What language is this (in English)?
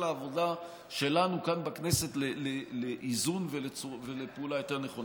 Hebrew